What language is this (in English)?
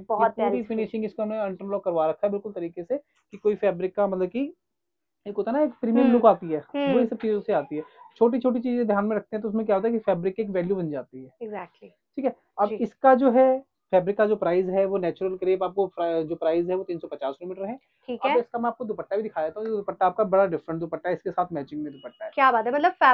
Hindi